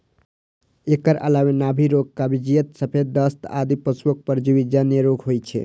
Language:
Maithili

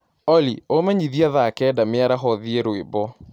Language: Kikuyu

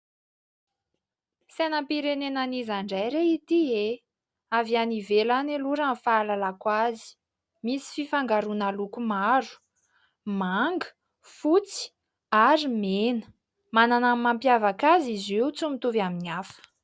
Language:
Malagasy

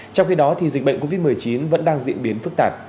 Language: Vietnamese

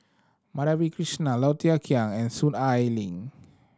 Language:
English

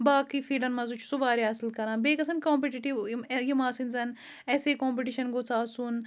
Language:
Kashmiri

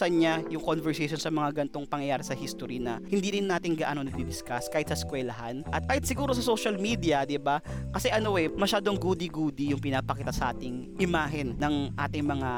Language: Filipino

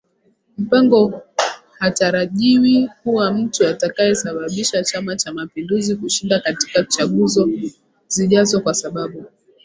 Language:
Swahili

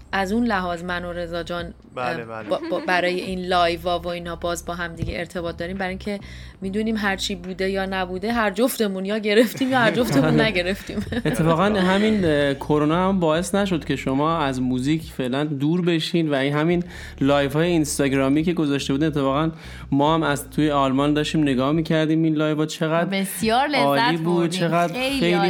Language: Persian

